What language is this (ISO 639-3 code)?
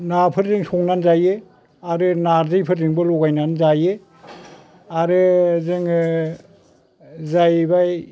brx